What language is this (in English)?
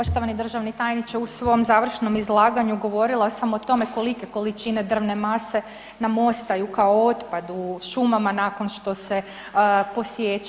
Croatian